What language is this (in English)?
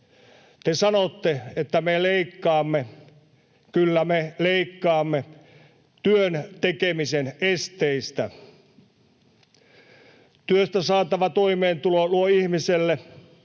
Finnish